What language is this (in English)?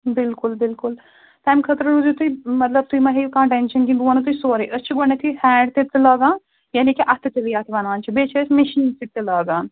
Kashmiri